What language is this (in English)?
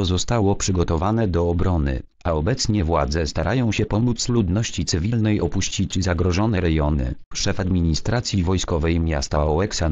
Polish